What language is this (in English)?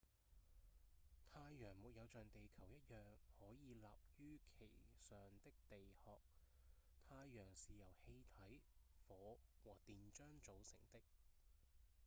Cantonese